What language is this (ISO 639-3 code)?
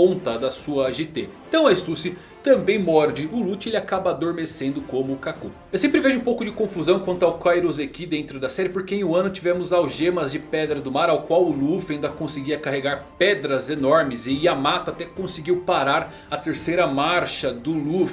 por